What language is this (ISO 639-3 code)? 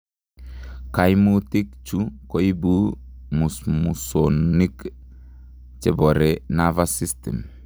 kln